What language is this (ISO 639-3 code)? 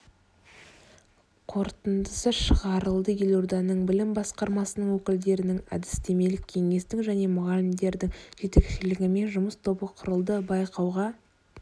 kaz